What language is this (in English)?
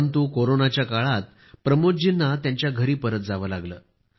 Marathi